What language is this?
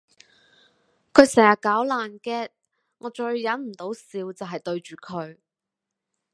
Cantonese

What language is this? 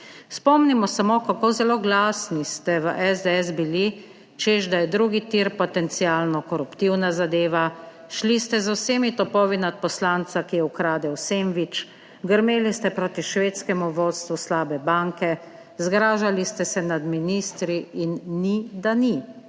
Slovenian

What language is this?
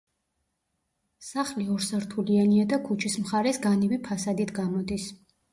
Georgian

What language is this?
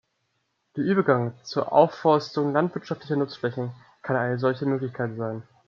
German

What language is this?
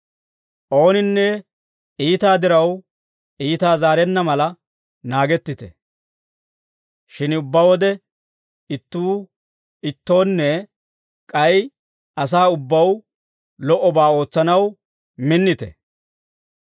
Dawro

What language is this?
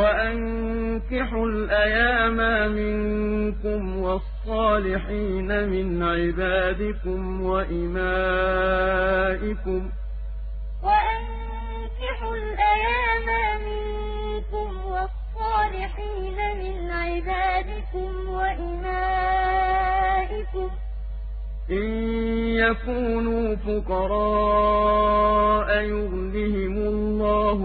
Arabic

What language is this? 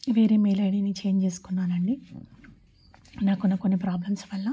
Telugu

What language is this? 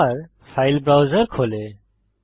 Bangla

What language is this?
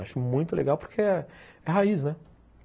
Portuguese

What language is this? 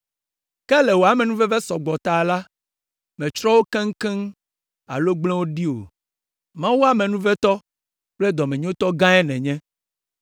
Ewe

